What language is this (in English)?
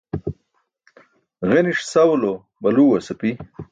Burushaski